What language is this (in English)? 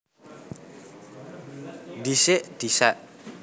Javanese